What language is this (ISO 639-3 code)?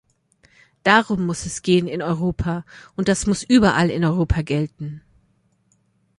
deu